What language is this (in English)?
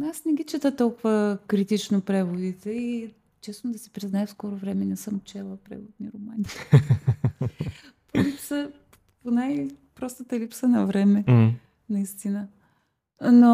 Bulgarian